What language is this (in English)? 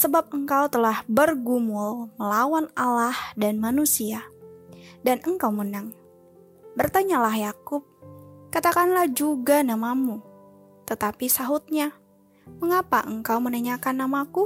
Indonesian